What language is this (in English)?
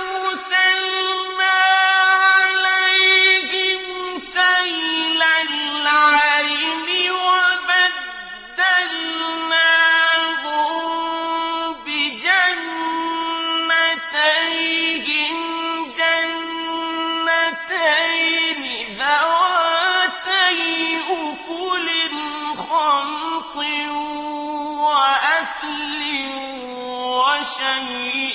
Arabic